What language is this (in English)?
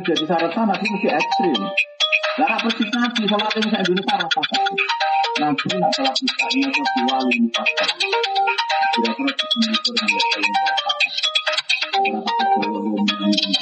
Indonesian